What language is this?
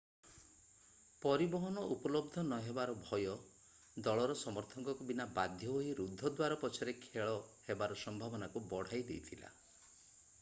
Odia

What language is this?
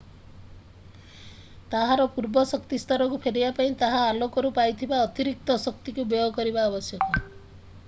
Odia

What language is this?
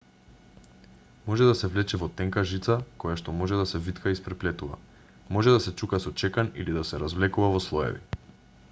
Macedonian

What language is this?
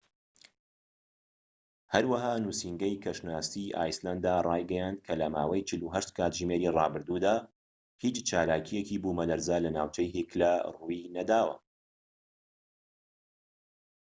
Central Kurdish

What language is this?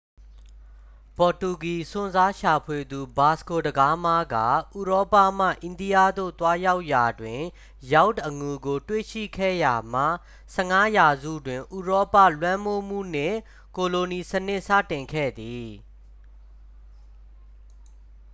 Burmese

